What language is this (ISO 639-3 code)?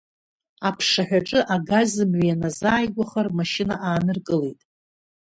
abk